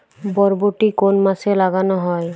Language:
Bangla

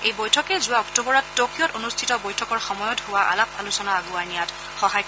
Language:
Assamese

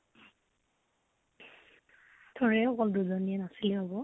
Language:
Assamese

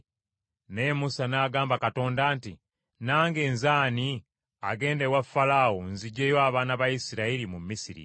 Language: Ganda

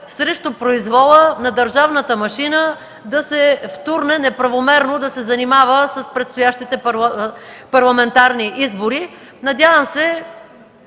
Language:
Bulgarian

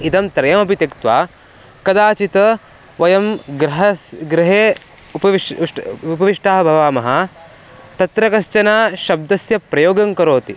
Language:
Sanskrit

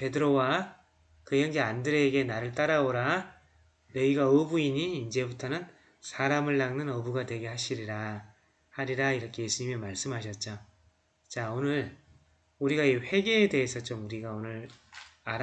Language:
Korean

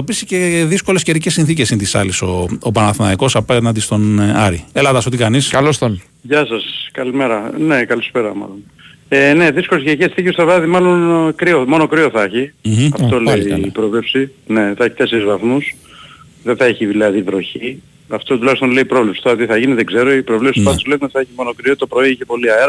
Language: Greek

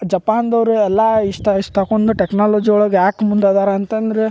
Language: Kannada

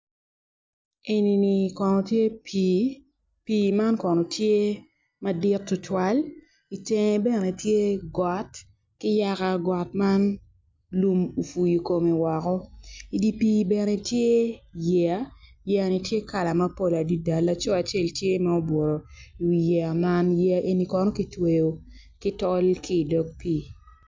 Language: Acoli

